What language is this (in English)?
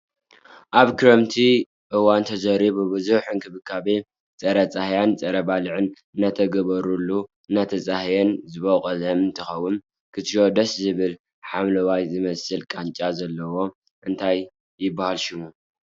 Tigrinya